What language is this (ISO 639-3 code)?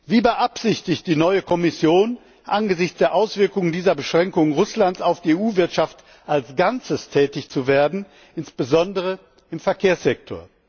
deu